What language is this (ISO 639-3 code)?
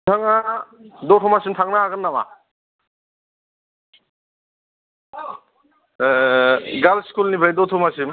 brx